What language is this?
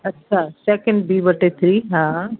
Sindhi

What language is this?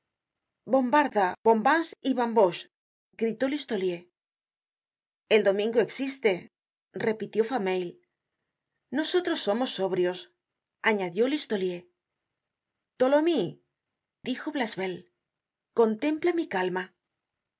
Spanish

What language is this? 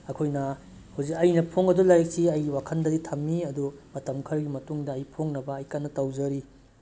Manipuri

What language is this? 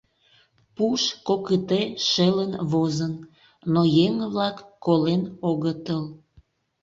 Mari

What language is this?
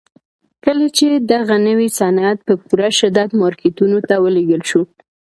Pashto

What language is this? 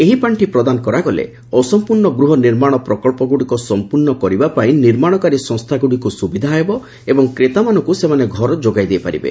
Odia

